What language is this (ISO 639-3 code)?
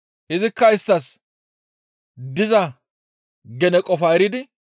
gmv